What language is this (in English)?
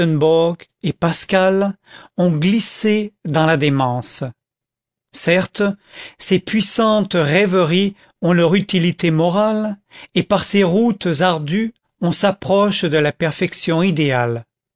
French